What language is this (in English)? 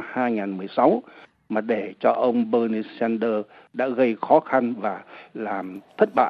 Vietnamese